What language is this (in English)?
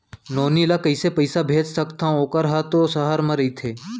Chhattisgarhi